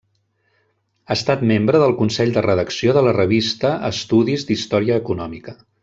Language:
Catalan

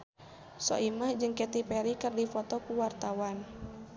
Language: Sundanese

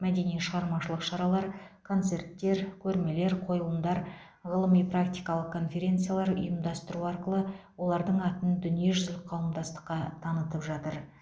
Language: Kazakh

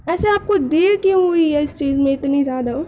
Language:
Urdu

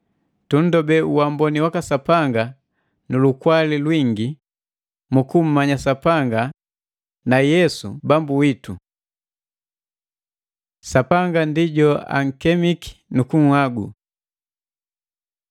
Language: Matengo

